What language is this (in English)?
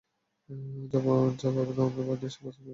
Bangla